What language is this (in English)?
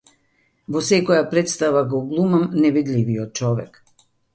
Macedonian